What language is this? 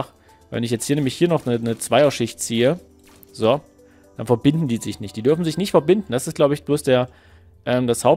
German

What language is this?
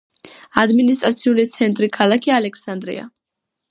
Georgian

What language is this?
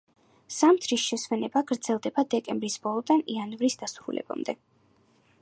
Georgian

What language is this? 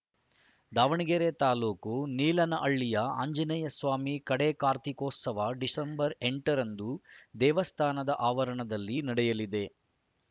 Kannada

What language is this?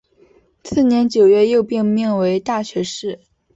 Chinese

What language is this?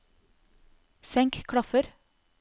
Norwegian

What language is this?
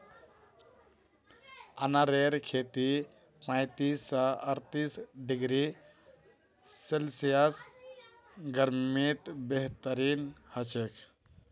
Magahi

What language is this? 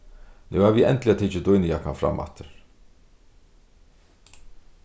Faroese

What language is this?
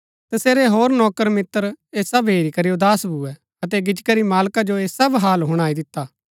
Gaddi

